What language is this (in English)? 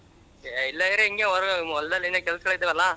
Kannada